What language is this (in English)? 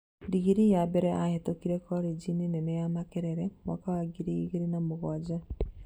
Kikuyu